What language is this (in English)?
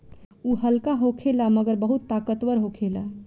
Bhojpuri